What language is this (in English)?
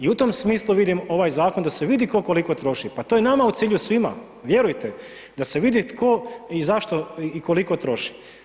Croatian